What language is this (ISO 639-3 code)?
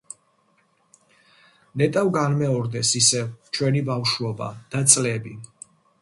kat